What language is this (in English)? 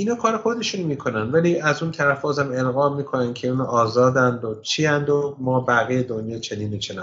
Persian